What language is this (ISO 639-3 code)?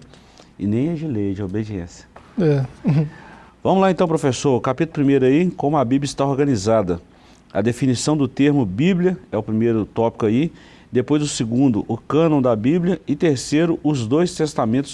por